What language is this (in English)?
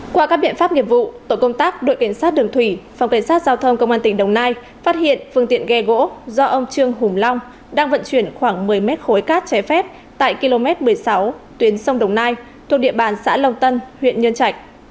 Vietnamese